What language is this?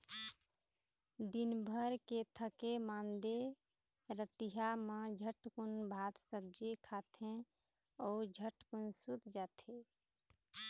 Chhattisgarhi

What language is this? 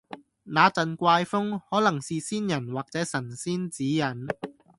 Cantonese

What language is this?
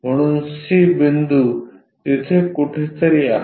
Marathi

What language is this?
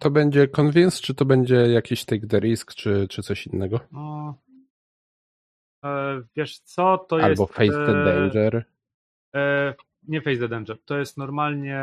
Polish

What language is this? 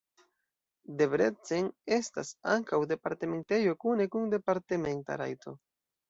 Esperanto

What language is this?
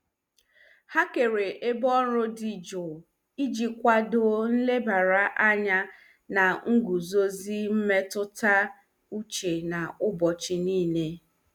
Igbo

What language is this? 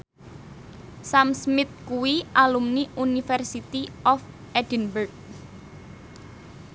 Javanese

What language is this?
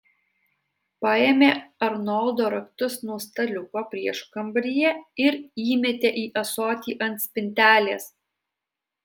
Lithuanian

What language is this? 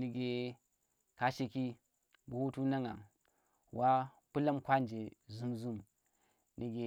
Tera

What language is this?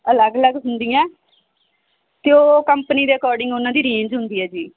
Punjabi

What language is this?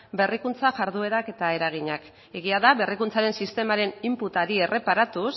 Basque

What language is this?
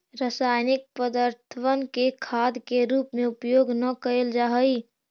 Magahi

